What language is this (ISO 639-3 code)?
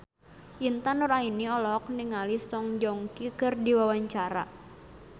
sun